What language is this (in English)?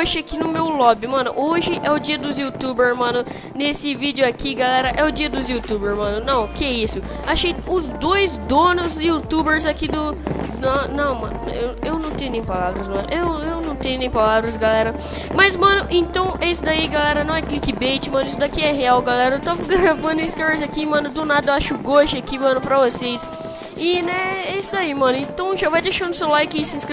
Portuguese